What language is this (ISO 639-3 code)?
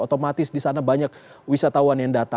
ind